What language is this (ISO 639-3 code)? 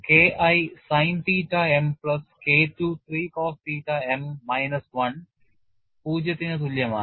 mal